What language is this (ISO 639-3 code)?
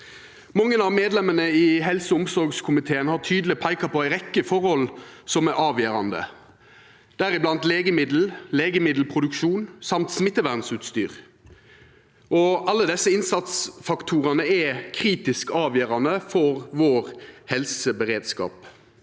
nor